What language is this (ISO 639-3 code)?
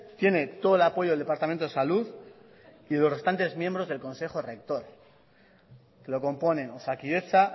spa